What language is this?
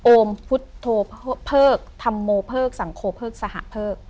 Thai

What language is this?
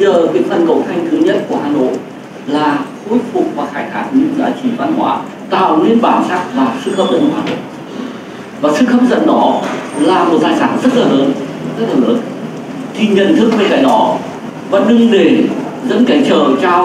Vietnamese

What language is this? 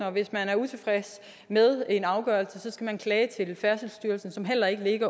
Danish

